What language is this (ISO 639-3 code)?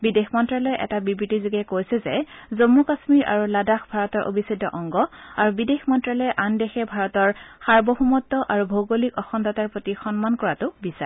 asm